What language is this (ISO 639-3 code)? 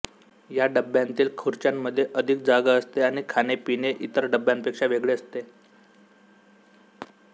mar